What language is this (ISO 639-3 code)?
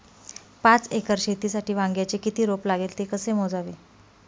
mar